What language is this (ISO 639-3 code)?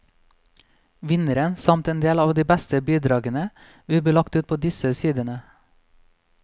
nor